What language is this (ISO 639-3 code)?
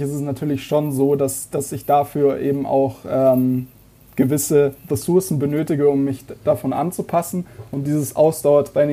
deu